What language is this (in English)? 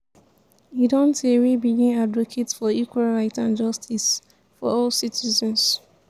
Nigerian Pidgin